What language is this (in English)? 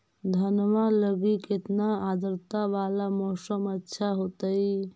Magahi